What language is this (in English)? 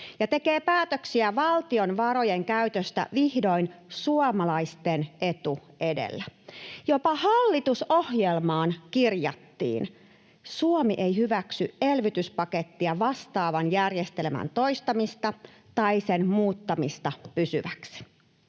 Finnish